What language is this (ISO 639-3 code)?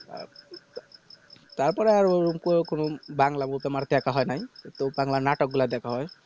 ben